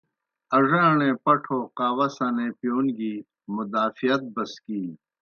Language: Kohistani Shina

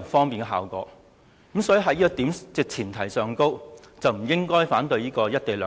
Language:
Cantonese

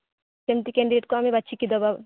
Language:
Odia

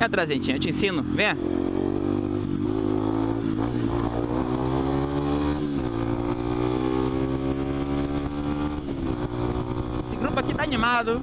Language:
Portuguese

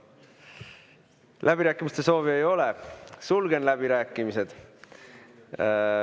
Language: Estonian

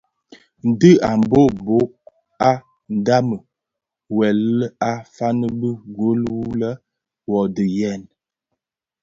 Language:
Bafia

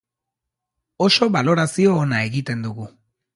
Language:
Basque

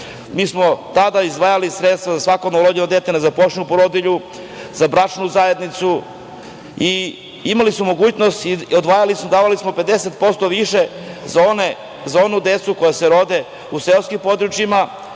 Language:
Serbian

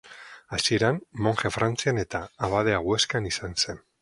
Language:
Basque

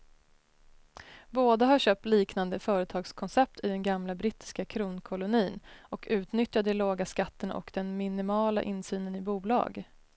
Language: Swedish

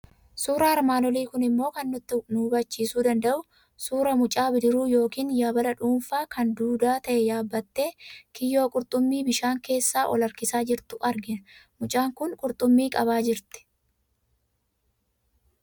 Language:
Oromo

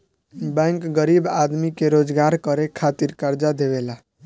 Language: Bhojpuri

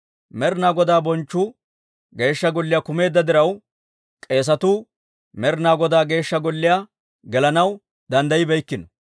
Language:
Dawro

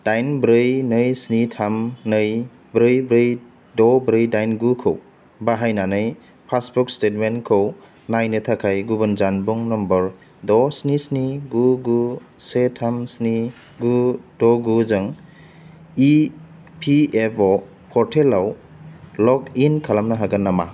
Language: Bodo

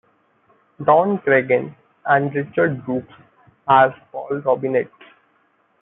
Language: English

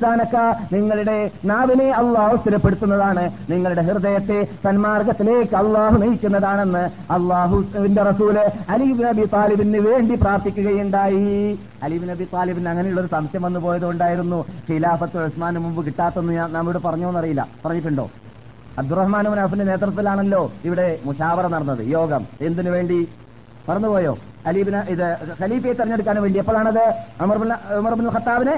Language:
Malayalam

